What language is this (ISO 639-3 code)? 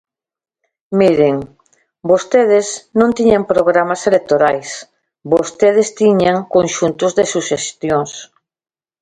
glg